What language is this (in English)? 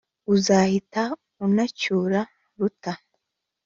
Kinyarwanda